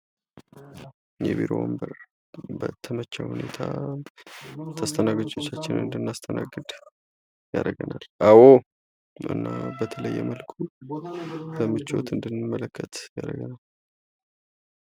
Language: Amharic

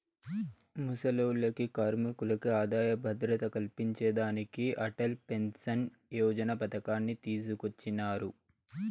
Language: Telugu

